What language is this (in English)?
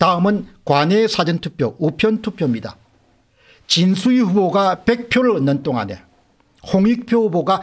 Korean